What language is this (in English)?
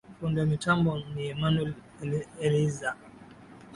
Swahili